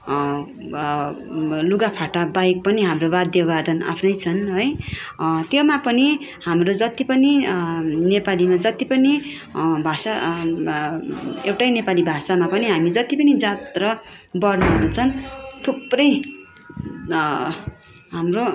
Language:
Nepali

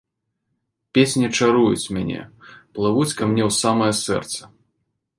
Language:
Belarusian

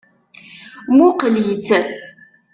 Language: Kabyle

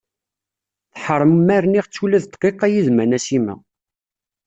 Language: Kabyle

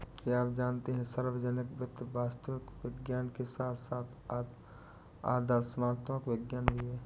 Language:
Hindi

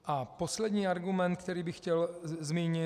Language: Czech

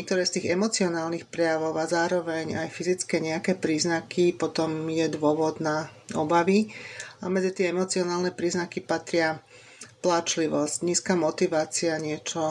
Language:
Slovak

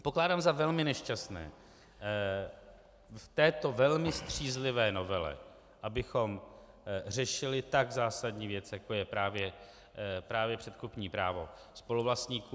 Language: Czech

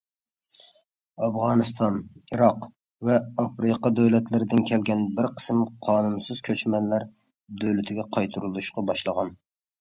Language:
Uyghur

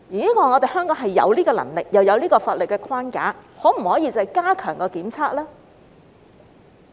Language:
Cantonese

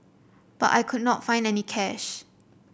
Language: English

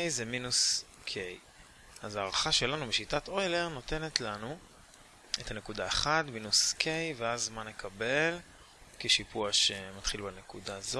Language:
Hebrew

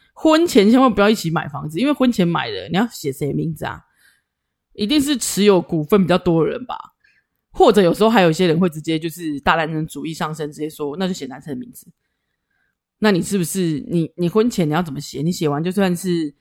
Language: Chinese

